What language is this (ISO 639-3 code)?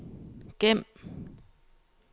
dan